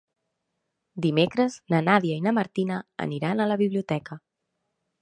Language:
Catalan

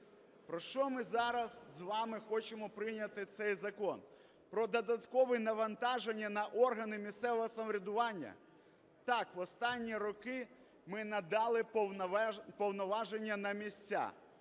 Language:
Ukrainian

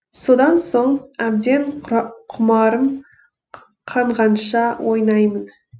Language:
Kazakh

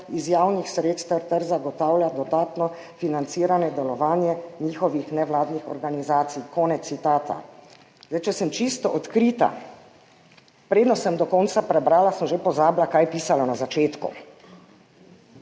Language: Slovenian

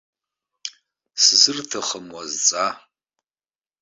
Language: Abkhazian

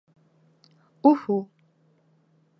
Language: Bashkir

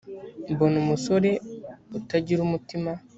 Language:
Kinyarwanda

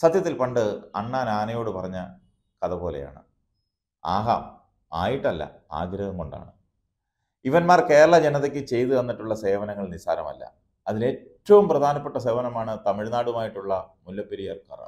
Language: Malayalam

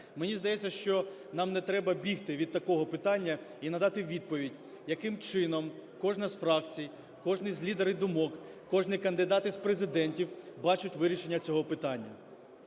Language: Ukrainian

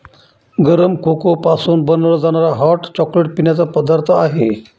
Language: Marathi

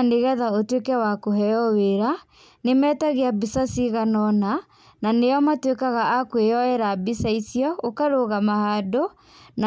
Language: Kikuyu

